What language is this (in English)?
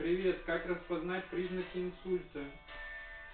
Russian